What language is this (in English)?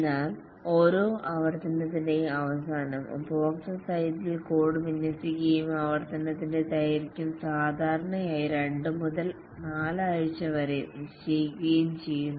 Malayalam